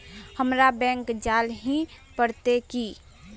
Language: Magahi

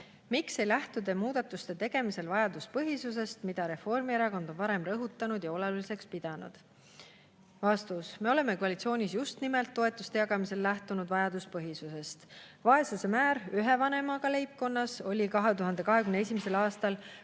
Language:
Estonian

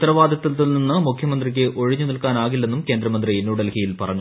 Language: Malayalam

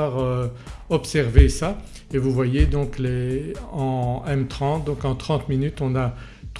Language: French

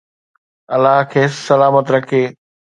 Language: Sindhi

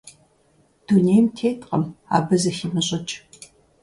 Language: Kabardian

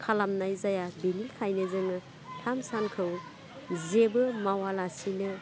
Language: Bodo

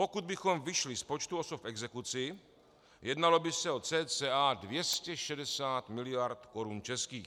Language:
Czech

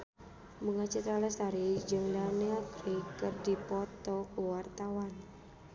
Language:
Sundanese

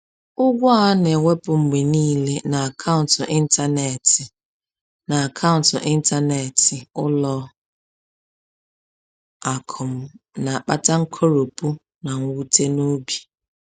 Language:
Igbo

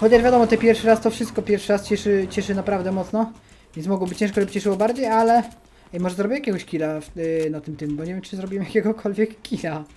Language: Polish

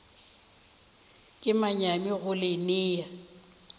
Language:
Northern Sotho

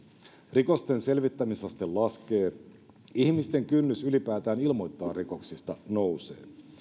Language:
Finnish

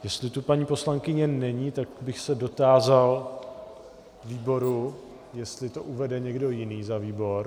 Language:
Czech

